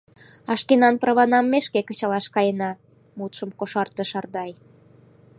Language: Mari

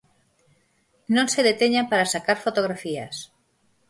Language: Galician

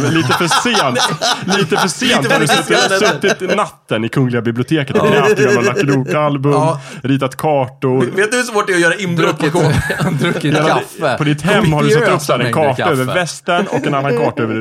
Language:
Swedish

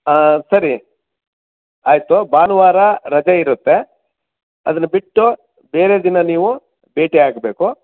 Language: Kannada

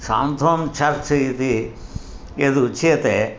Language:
Sanskrit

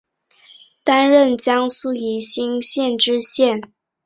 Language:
Chinese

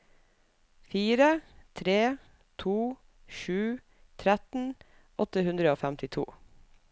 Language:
Norwegian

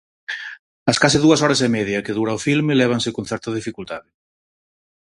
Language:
Galician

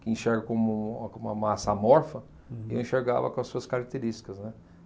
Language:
Portuguese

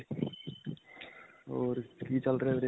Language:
Punjabi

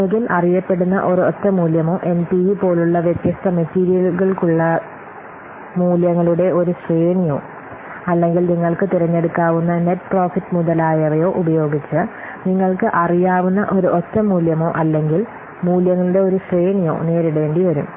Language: Malayalam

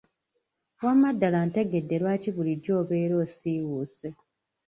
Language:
Ganda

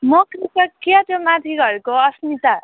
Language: Nepali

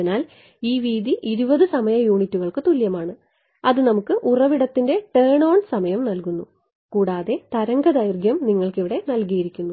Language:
Malayalam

